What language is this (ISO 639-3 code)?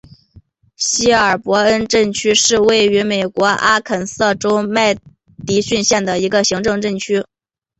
zho